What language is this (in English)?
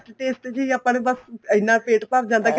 Punjabi